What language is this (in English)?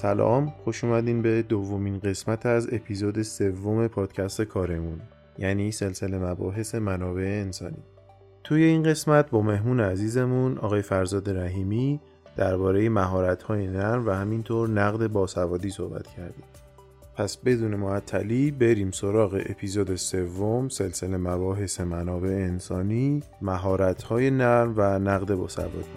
Persian